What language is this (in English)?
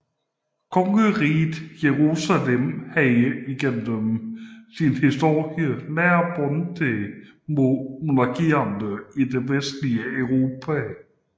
Danish